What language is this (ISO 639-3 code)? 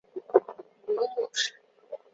zho